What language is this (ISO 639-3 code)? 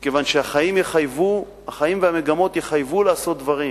heb